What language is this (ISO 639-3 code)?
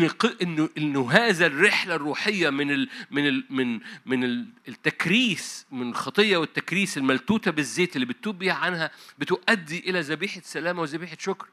ara